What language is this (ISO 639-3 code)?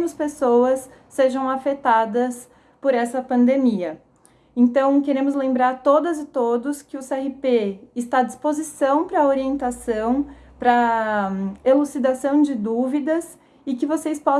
por